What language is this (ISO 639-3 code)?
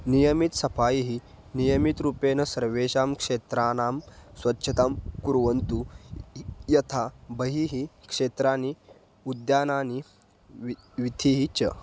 san